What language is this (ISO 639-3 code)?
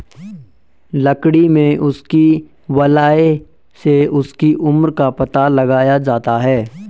hin